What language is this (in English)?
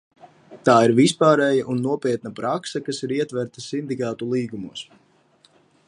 Latvian